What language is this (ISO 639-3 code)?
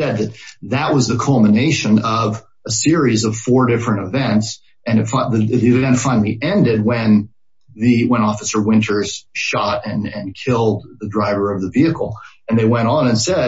eng